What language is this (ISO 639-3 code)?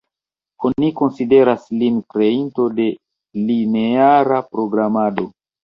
epo